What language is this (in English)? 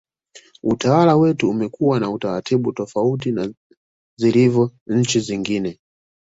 Swahili